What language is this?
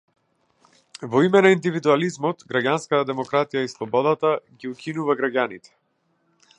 Macedonian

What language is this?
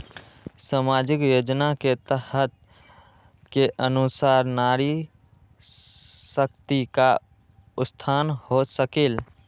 Magahi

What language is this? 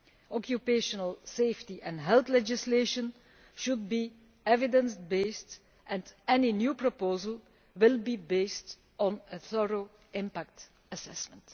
English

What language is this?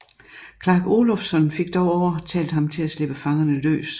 Danish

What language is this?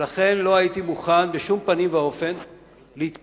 Hebrew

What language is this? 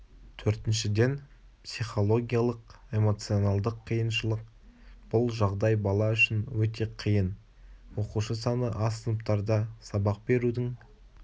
Kazakh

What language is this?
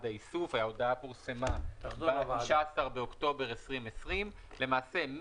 Hebrew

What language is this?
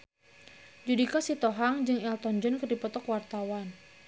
Sundanese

